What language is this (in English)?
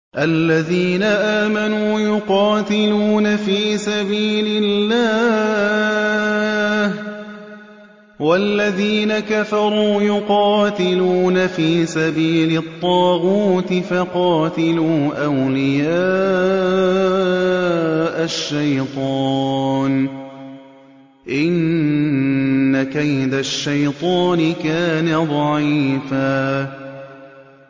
Arabic